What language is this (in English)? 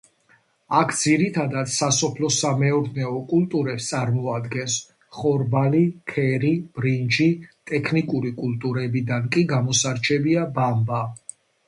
Georgian